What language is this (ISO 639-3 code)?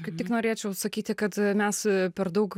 lit